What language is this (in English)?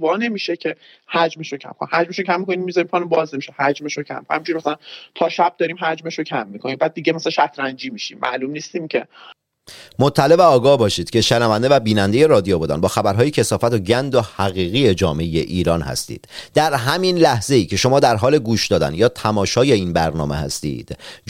Persian